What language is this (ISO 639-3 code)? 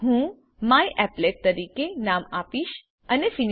guj